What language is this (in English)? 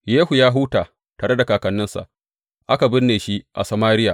Hausa